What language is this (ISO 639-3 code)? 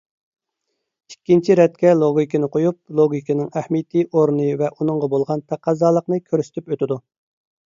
uig